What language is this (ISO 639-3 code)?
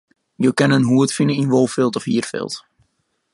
fry